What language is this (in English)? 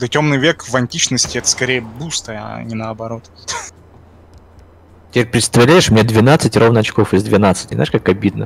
Russian